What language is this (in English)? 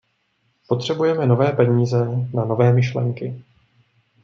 Czech